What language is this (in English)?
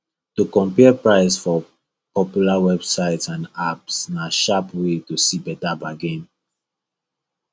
Nigerian Pidgin